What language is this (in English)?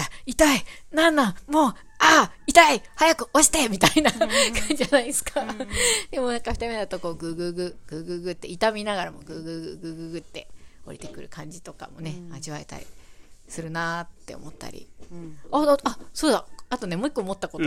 Japanese